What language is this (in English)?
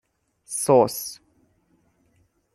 Persian